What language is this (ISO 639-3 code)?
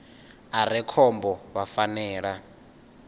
ven